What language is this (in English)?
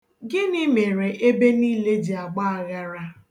Igbo